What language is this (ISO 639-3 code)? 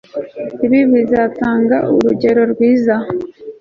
kin